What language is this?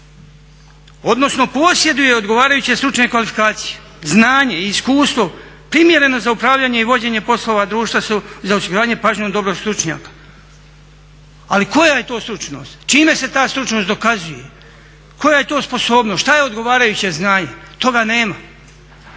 Croatian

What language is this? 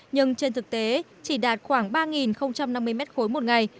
Vietnamese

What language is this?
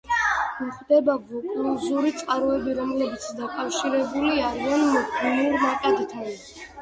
Georgian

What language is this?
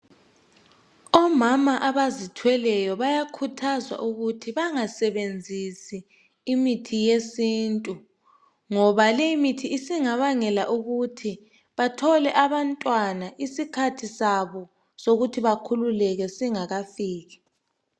North Ndebele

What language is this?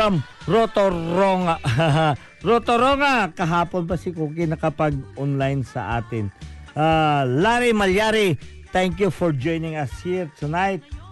Filipino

